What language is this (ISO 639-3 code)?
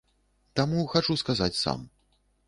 bel